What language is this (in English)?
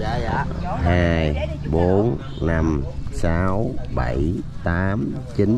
Vietnamese